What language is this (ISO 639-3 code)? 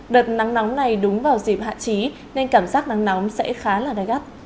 vie